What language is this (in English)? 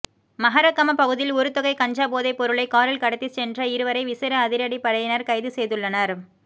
Tamil